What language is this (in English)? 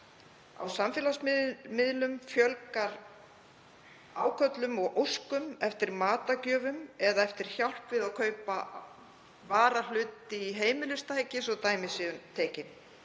Icelandic